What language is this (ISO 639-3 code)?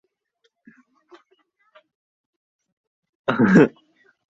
zho